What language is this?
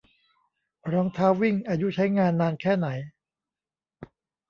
Thai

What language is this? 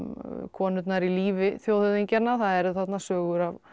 Icelandic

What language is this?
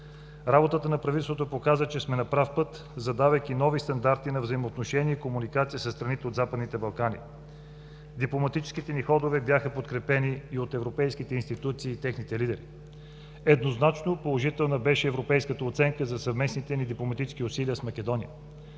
Bulgarian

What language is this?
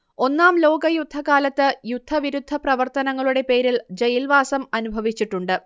Malayalam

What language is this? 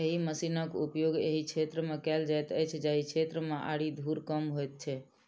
Maithili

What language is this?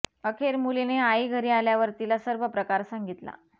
Marathi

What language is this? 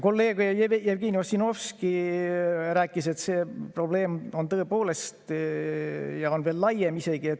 Estonian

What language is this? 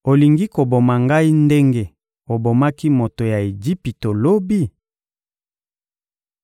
Lingala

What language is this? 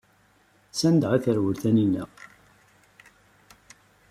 Kabyle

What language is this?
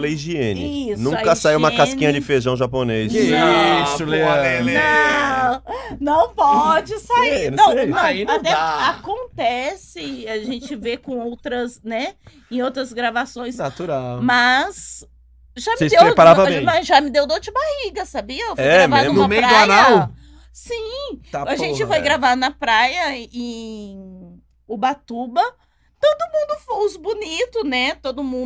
Portuguese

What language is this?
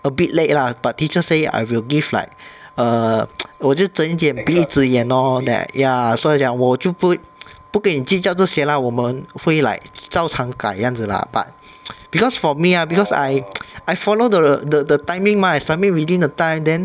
English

